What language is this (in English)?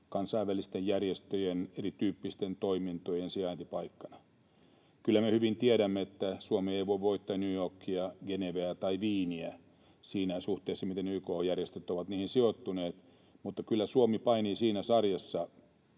Finnish